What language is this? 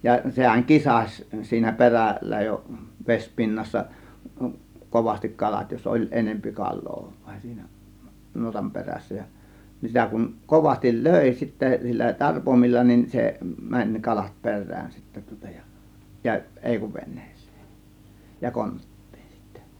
Finnish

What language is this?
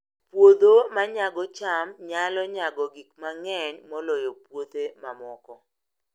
Luo (Kenya and Tanzania)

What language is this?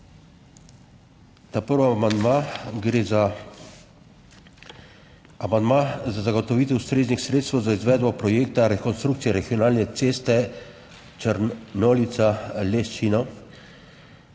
Slovenian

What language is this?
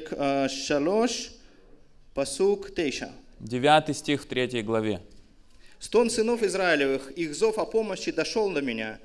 Russian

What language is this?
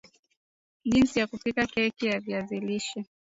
Swahili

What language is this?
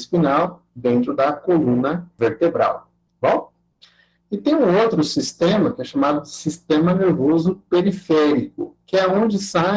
Portuguese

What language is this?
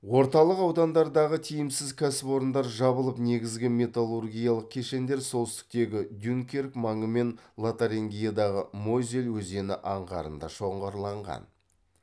Kazakh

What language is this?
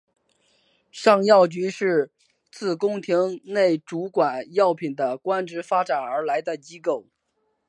Chinese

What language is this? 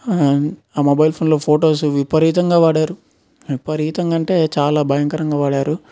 Telugu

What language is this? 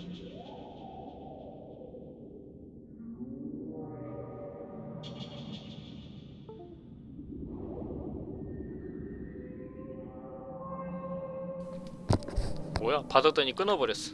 Korean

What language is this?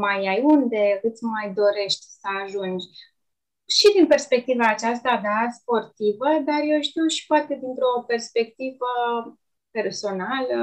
Romanian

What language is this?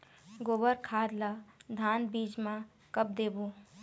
Chhattisgarhi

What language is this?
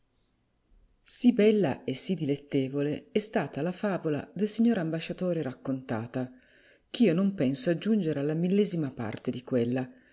Italian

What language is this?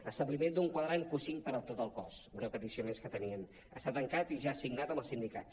Catalan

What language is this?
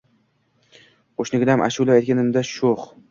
Uzbek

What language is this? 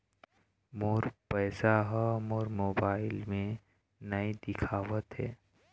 Chhattisgarhi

